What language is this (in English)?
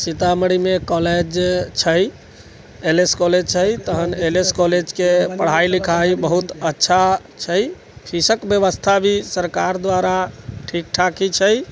Maithili